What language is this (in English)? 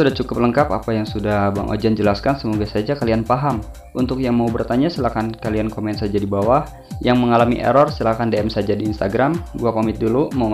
Indonesian